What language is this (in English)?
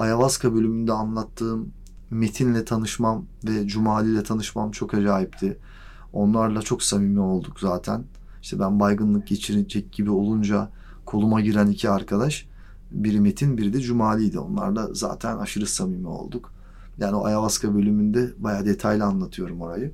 Turkish